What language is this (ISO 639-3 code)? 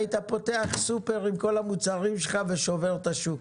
heb